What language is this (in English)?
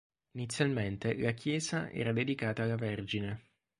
Italian